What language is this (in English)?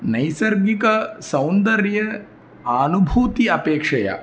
Sanskrit